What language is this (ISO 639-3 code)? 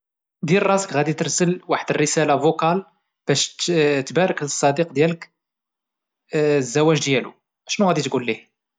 ary